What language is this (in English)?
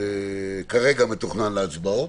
Hebrew